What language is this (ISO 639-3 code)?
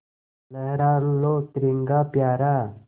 hin